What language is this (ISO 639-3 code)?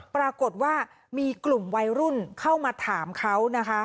tha